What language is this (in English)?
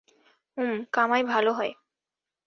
Bangla